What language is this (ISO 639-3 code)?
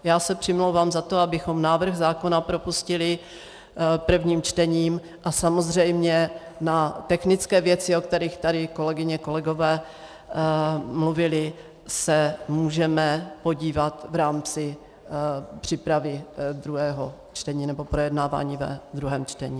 ces